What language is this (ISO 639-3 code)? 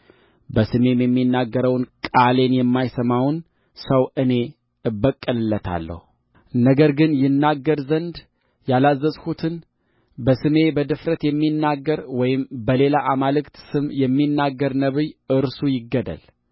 amh